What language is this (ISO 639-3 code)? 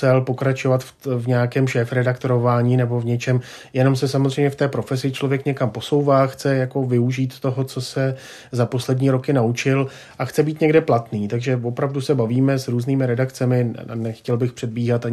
ces